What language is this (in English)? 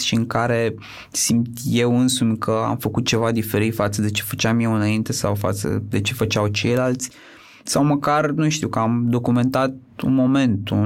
Romanian